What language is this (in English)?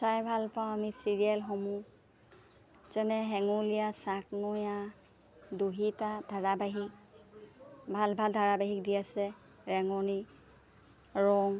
Assamese